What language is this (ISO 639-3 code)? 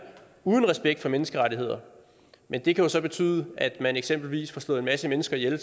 dan